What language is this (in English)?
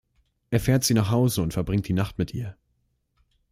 German